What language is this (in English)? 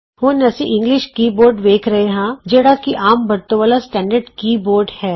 Punjabi